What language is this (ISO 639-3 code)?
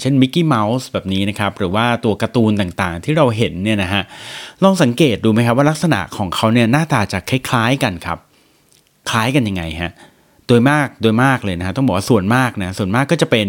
tha